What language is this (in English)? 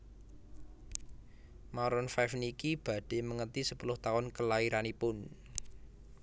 Javanese